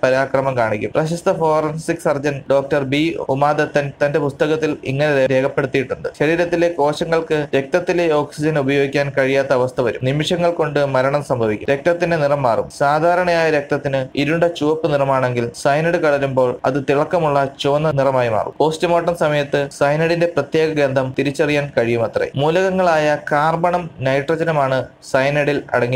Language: English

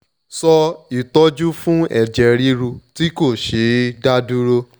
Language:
Yoruba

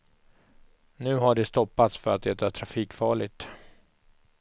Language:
Swedish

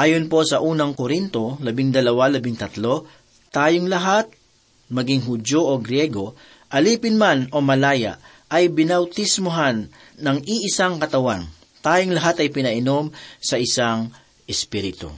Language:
Filipino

